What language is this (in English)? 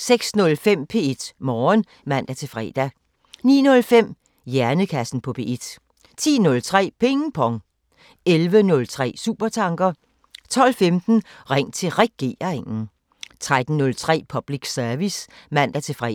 Danish